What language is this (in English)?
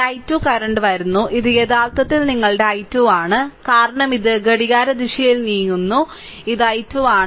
Malayalam